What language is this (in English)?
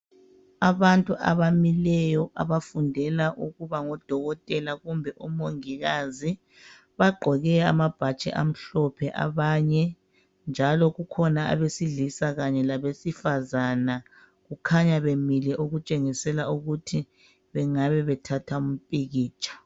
North Ndebele